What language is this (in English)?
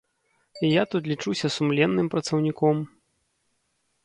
Belarusian